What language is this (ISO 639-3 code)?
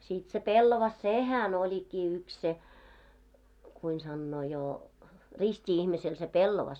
fin